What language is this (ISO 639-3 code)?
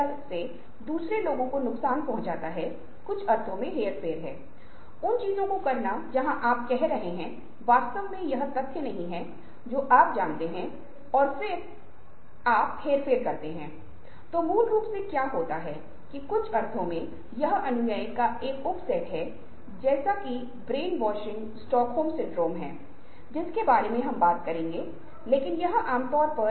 hin